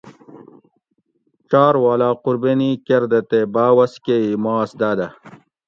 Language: Gawri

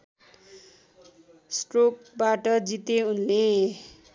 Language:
Nepali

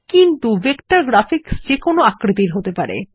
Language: Bangla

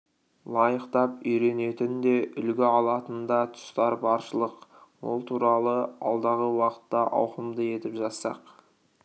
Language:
Kazakh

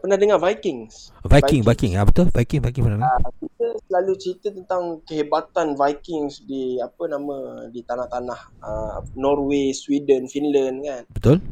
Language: Malay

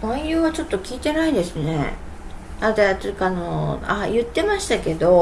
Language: Japanese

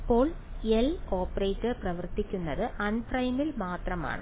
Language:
Malayalam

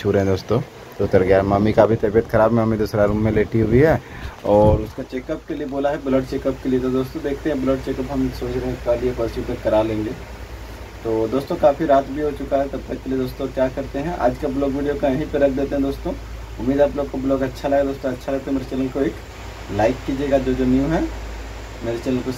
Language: Hindi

